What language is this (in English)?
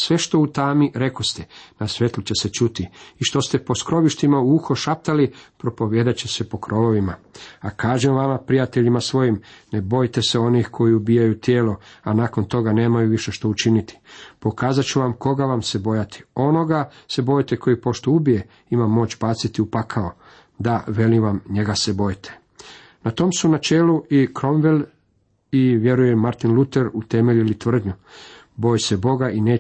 Croatian